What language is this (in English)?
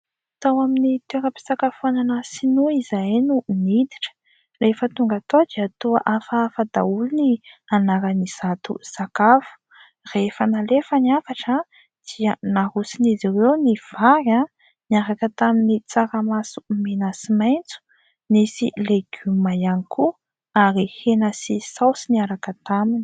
Malagasy